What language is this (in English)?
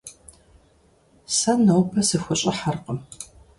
Kabardian